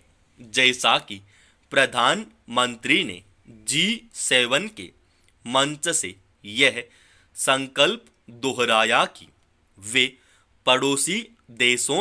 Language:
Hindi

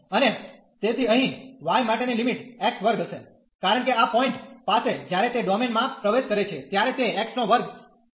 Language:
Gujarati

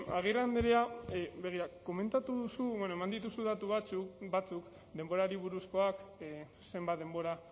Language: Basque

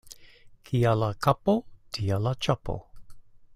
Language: Esperanto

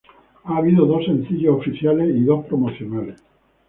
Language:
Spanish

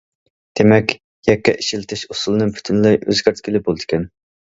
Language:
Uyghur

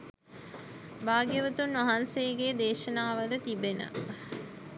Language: Sinhala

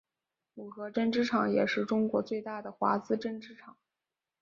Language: Chinese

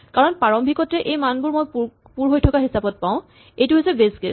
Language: Assamese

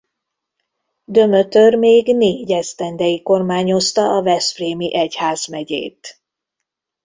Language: Hungarian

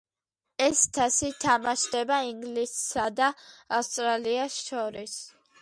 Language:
Georgian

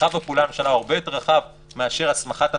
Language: Hebrew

